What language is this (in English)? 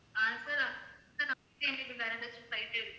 Tamil